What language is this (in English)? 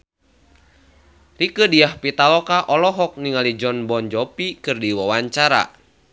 Sundanese